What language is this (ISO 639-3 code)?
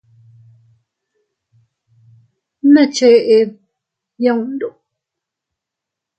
cut